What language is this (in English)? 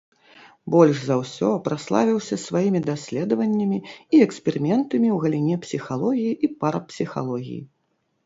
Belarusian